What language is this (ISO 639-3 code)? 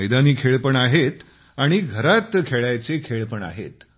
mar